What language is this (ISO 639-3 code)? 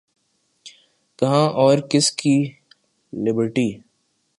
urd